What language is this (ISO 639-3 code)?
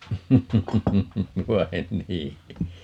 fin